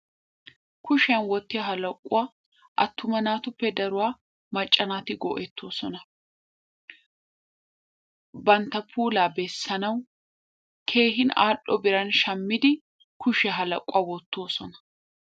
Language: Wolaytta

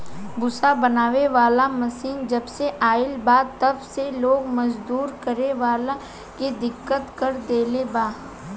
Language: Bhojpuri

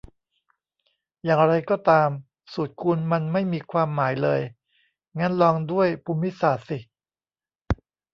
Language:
Thai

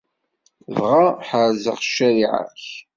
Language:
Kabyle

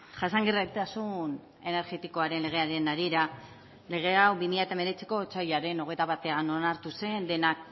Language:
Basque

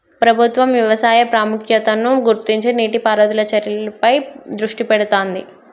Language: Telugu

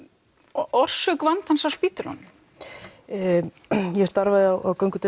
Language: Icelandic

